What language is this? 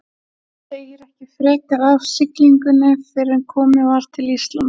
Icelandic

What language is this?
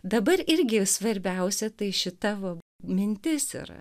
Lithuanian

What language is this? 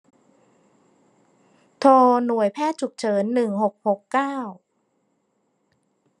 Thai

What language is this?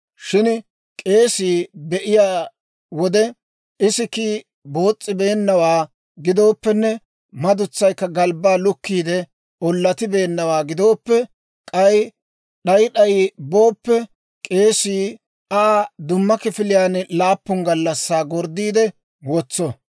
Dawro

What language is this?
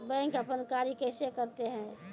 Maithili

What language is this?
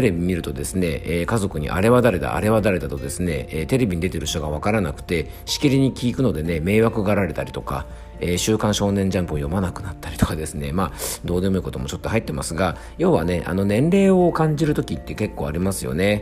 Japanese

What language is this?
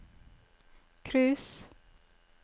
Norwegian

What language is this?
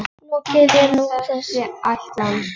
Icelandic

